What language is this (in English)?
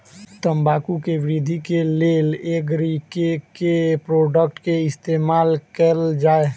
Maithili